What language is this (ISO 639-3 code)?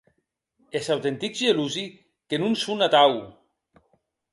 oci